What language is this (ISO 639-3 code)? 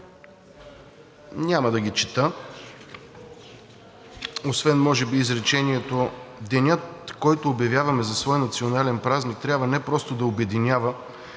bul